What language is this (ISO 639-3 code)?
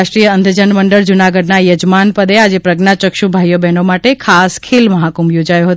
guj